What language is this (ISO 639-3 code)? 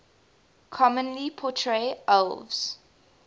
eng